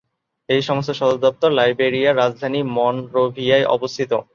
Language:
Bangla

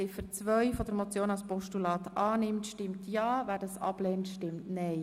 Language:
Swiss German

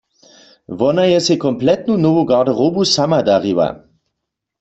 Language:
Upper Sorbian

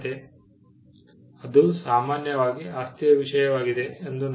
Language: Kannada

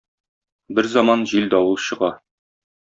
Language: Tatar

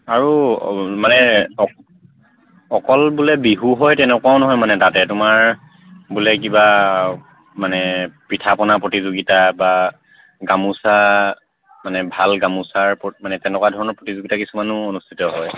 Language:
Assamese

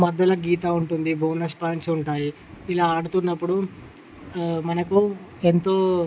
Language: Telugu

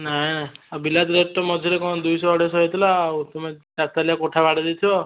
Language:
Odia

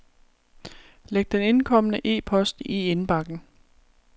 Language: Danish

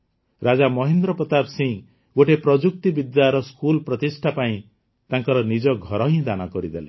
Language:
Odia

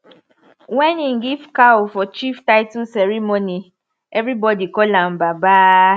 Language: Nigerian Pidgin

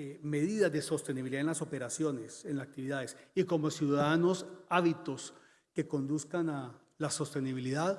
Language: Spanish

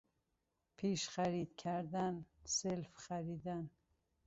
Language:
Persian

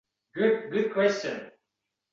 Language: Uzbek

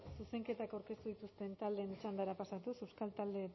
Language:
Basque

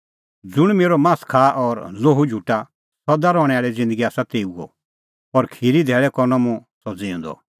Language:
Kullu Pahari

